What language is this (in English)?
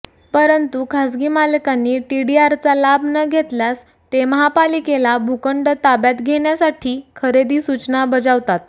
Marathi